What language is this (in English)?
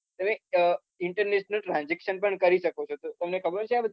Gujarati